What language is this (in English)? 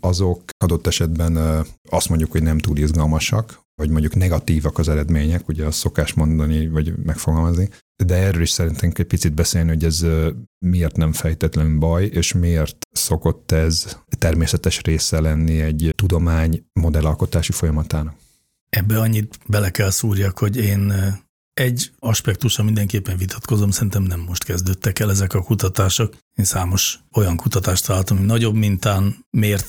Hungarian